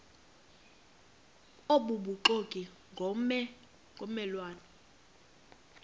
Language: Xhosa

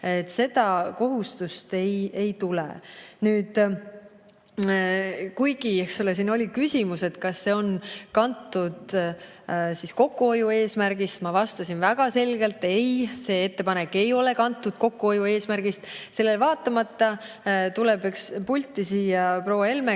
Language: Estonian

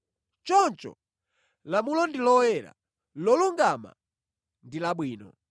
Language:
Nyanja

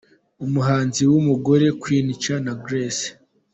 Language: Kinyarwanda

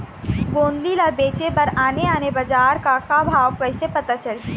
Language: Chhattisgarhi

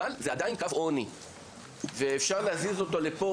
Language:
Hebrew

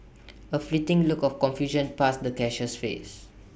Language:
English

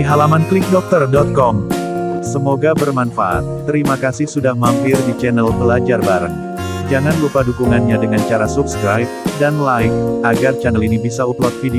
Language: Indonesian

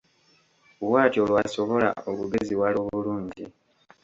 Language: Ganda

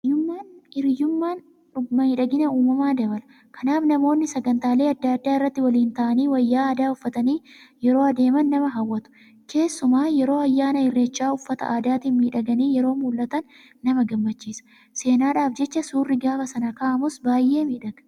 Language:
Oromo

